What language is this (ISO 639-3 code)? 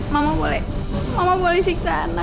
ind